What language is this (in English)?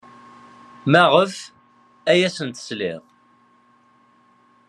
Kabyle